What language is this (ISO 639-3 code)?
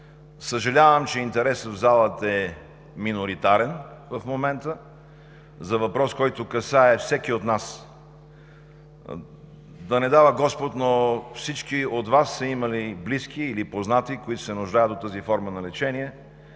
bul